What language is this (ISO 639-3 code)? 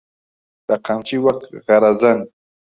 ckb